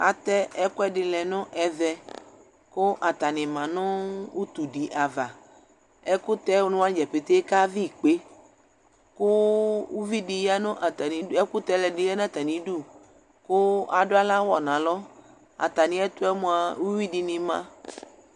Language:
Ikposo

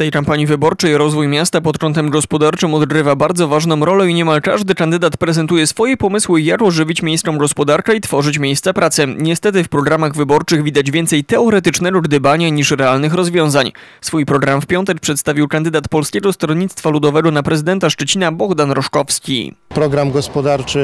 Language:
Polish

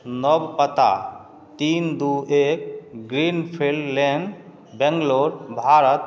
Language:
Maithili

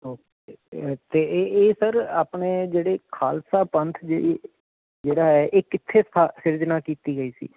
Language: Punjabi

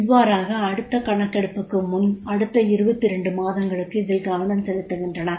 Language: Tamil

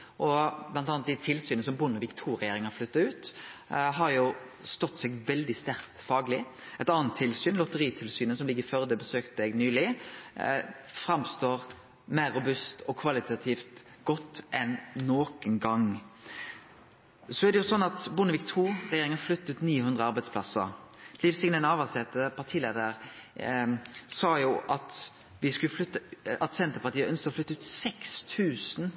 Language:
Norwegian Nynorsk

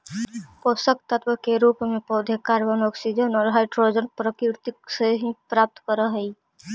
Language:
Magahi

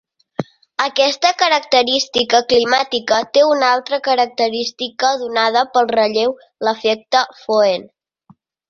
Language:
Catalan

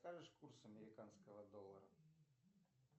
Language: Russian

